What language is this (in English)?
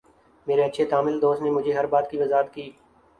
Urdu